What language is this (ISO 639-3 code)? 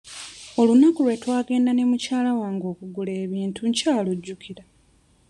lug